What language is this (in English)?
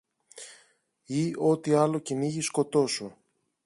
Greek